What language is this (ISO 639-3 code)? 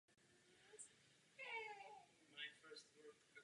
ces